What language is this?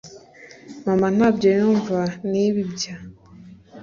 Kinyarwanda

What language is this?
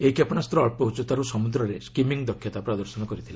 Odia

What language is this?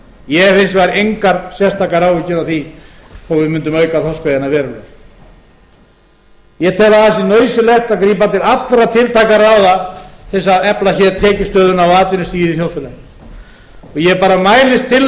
Icelandic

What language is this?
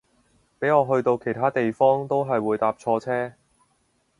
Cantonese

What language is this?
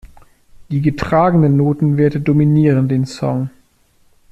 German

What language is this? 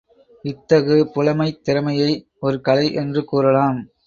Tamil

